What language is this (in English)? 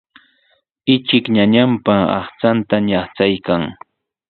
Sihuas Ancash Quechua